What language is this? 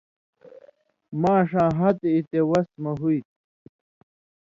Indus Kohistani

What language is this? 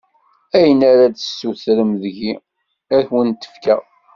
Kabyle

